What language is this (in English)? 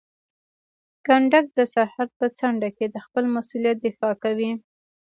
Pashto